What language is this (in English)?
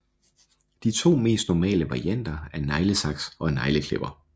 Danish